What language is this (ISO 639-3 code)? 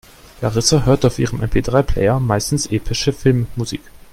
deu